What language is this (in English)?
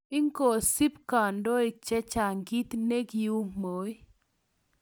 Kalenjin